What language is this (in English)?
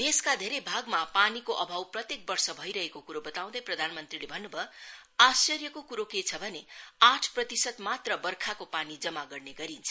Nepali